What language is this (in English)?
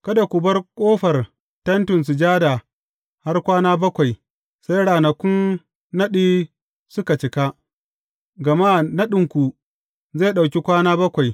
Hausa